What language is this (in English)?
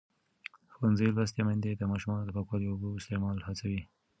Pashto